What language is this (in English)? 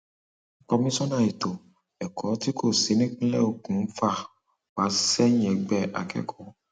Yoruba